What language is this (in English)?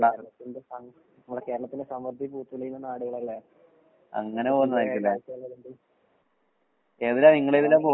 Malayalam